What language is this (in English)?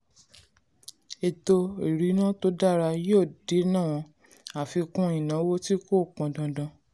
Yoruba